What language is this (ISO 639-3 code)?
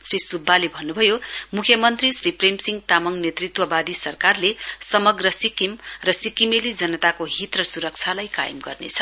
nep